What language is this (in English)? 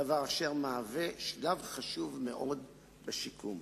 Hebrew